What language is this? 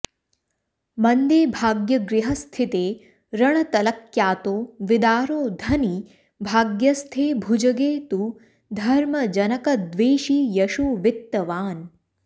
Sanskrit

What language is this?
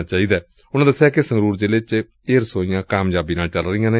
Punjabi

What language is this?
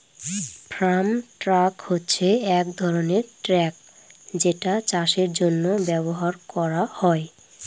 Bangla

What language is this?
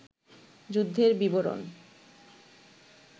Bangla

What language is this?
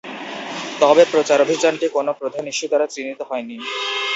Bangla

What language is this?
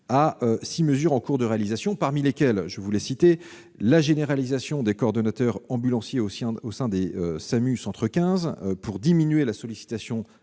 French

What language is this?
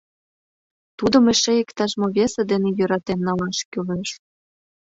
Mari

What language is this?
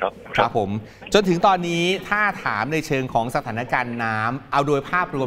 Thai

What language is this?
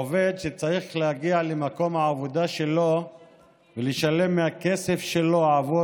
Hebrew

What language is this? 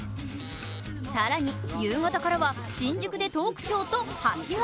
Japanese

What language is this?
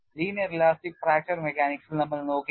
Malayalam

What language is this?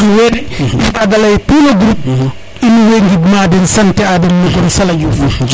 Serer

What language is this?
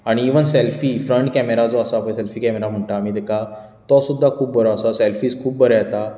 Konkani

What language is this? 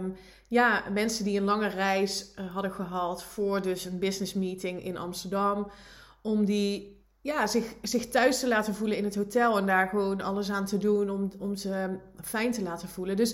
Dutch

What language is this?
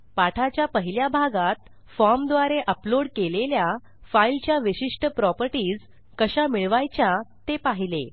Marathi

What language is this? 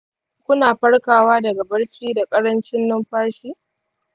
Hausa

